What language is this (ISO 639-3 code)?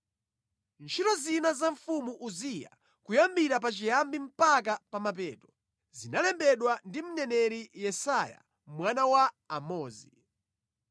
nya